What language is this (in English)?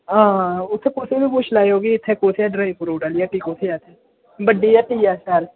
Dogri